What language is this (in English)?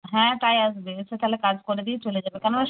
Bangla